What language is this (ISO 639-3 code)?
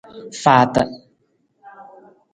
nmz